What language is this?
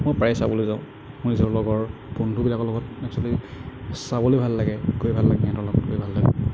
Assamese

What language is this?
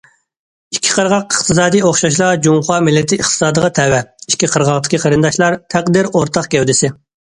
Uyghur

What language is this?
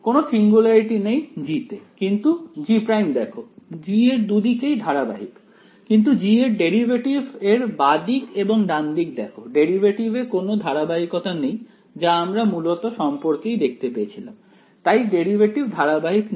Bangla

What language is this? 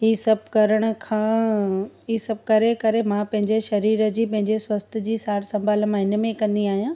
Sindhi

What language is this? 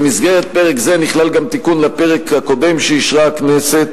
Hebrew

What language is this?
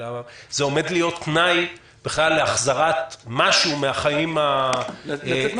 Hebrew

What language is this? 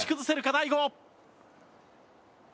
Japanese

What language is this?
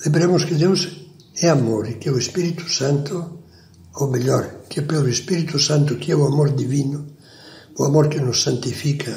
Portuguese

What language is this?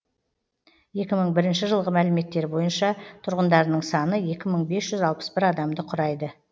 Kazakh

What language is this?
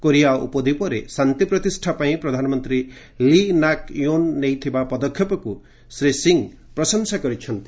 Odia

